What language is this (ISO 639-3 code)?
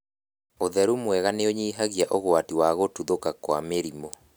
kik